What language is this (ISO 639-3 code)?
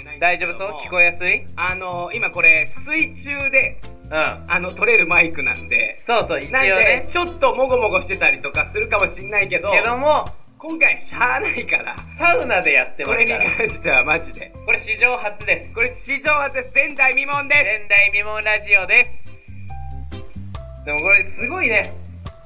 jpn